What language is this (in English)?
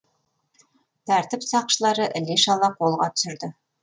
Kazakh